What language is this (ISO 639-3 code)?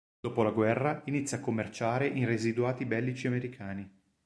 ita